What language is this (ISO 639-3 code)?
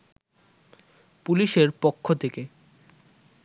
ben